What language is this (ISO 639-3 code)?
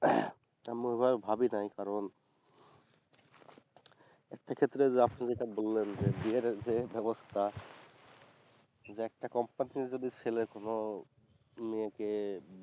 ben